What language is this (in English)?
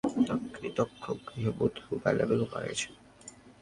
Bangla